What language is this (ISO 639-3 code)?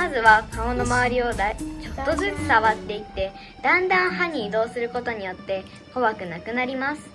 jpn